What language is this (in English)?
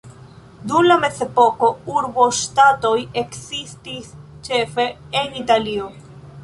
Esperanto